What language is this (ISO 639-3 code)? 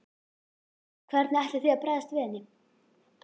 isl